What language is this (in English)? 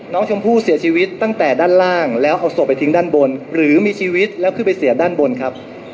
Thai